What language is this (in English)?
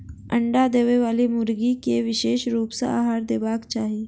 Maithili